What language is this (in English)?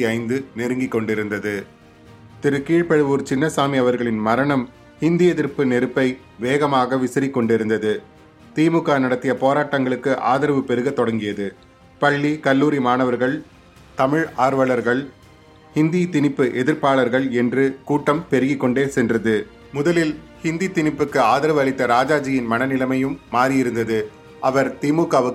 Tamil